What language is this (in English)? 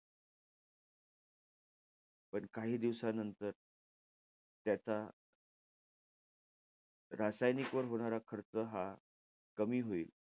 Marathi